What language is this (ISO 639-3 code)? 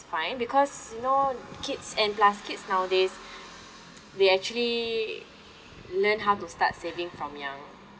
eng